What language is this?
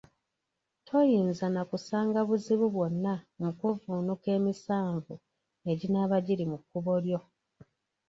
Ganda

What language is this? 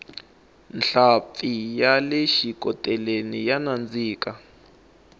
Tsonga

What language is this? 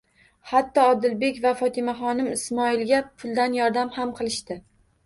Uzbek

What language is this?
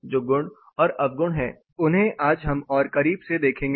Hindi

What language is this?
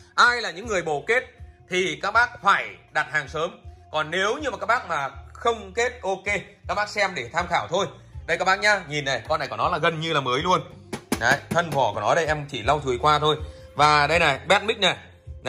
Vietnamese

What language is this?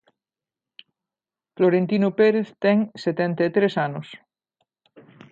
Galician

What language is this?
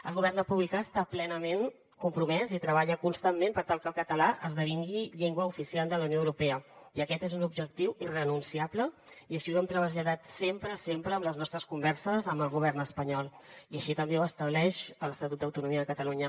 Catalan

